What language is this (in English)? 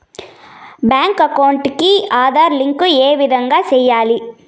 Telugu